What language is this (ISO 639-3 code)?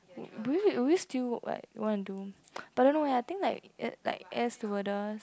eng